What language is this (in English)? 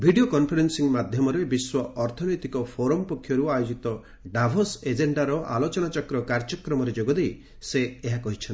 Odia